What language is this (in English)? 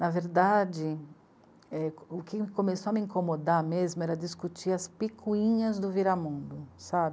Portuguese